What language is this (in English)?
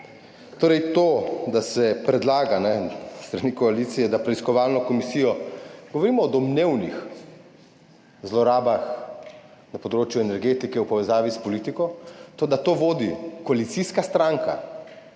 Slovenian